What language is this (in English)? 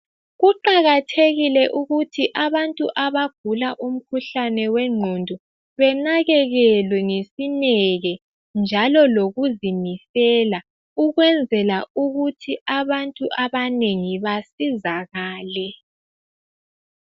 North Ndebele